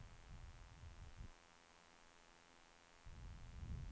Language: Swedish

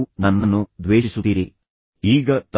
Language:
Kannada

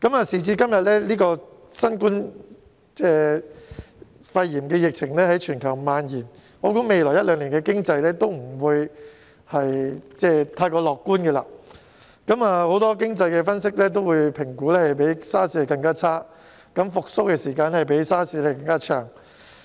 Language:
Cantonese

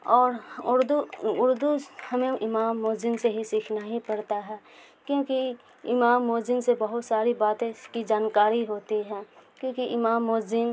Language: Urdu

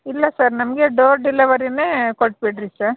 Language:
Kannada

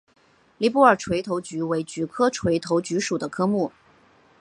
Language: Chinese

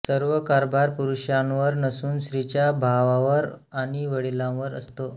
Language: Marathi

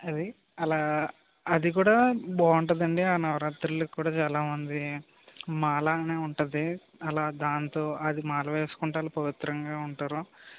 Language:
Telugu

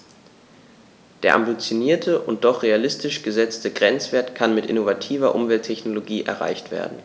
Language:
German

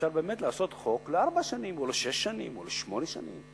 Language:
Hebrew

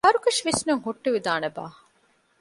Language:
Divehi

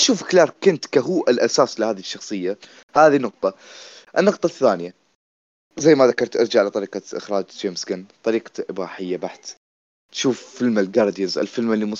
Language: Arabic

